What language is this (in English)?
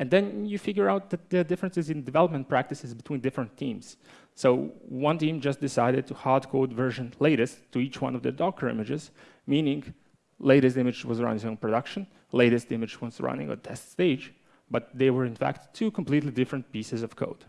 English